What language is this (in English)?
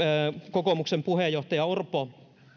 Finnish